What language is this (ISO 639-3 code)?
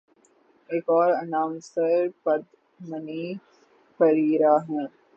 urd